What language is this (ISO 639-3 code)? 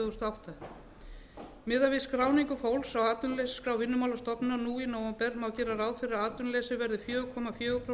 isl